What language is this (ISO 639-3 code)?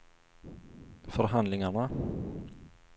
swe